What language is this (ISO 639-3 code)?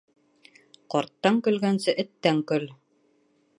bak